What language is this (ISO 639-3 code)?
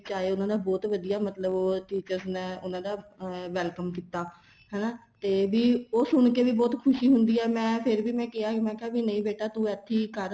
pan